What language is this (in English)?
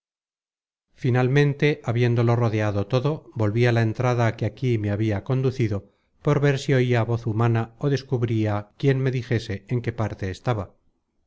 Spanish